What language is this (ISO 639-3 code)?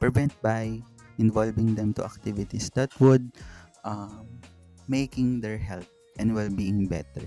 fil